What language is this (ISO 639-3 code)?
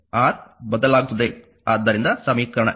kan